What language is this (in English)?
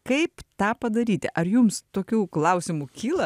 Lithuanian